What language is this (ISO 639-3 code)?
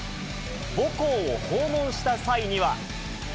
jpn